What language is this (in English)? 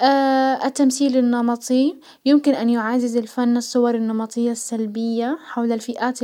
Hijazi Arabic